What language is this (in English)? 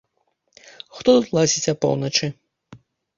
Belarusian